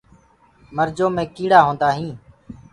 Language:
Gurgula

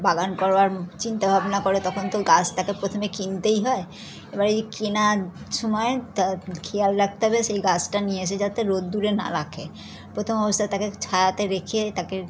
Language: Bangla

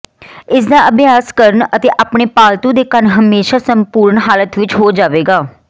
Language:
Punjabi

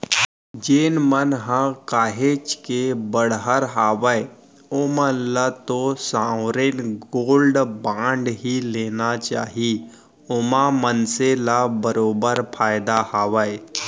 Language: Chhattisgarhi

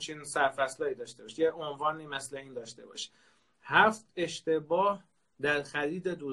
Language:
Persian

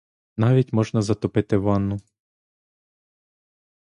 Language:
Ukrainian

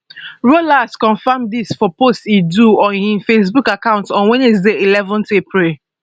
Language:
Nigerian Pidgin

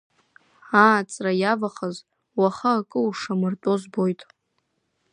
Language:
Abkhazian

